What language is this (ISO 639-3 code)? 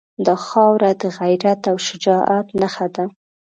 pus